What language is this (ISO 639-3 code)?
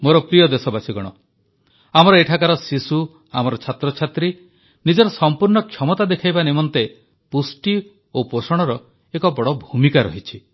ori